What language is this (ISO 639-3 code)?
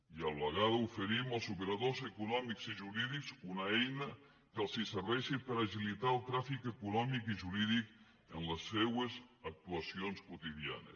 cat